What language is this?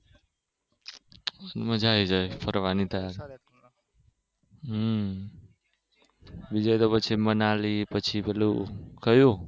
Gujarati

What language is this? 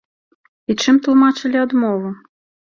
Belarusian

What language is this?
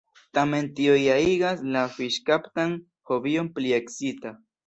Esperanto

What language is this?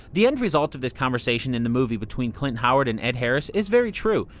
English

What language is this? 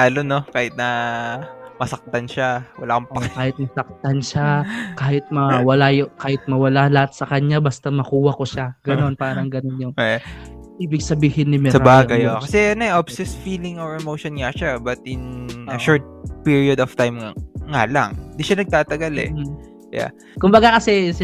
Filipino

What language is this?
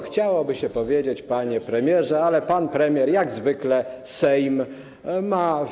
Polish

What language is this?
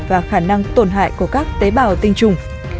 Vietnamese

